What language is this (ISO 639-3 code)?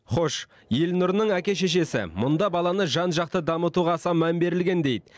kaz